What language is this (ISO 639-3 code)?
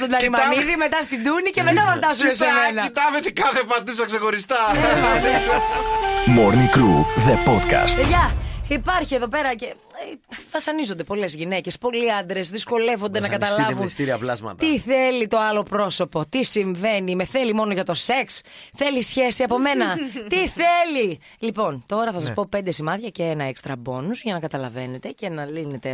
ell